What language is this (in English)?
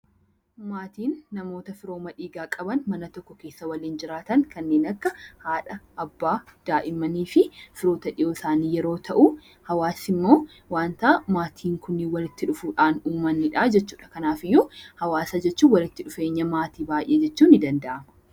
Oromo